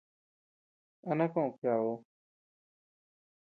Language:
Tepeuxila Cuicatec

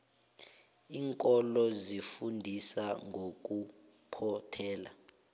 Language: South Ndebele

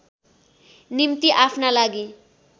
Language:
Nepali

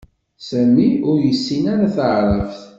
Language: Kabyle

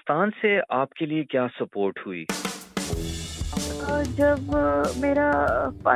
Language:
Urdu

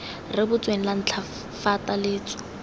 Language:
Tswana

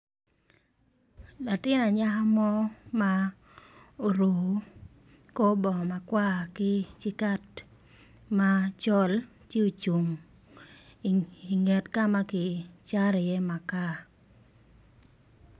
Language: Acoli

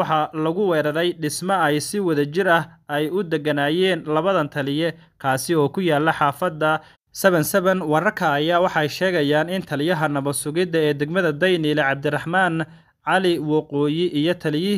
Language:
Arabic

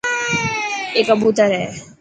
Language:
Dhatki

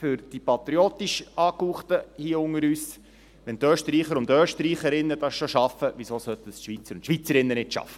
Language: Swiss German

